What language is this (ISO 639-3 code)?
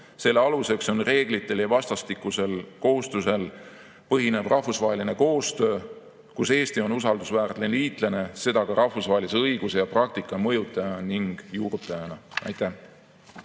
est